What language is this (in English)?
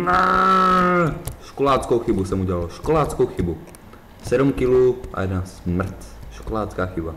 Czech